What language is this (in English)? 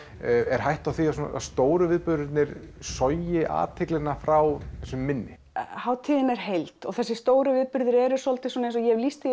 Icelandic